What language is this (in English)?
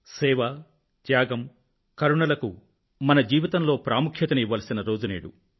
Telugu